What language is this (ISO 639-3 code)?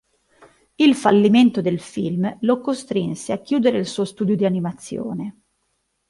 ita